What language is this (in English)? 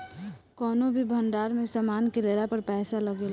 Bhojpuri